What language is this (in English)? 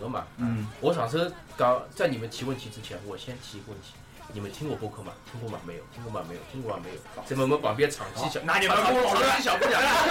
Chinese